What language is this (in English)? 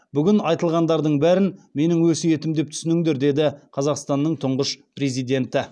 Kazakh